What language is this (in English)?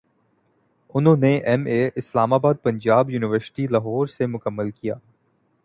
Urdu